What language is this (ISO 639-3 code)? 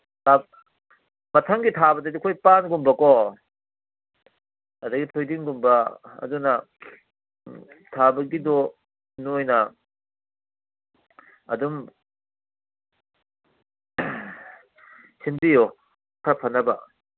mni